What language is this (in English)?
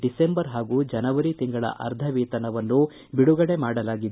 Kannada